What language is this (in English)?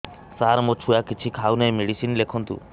Odia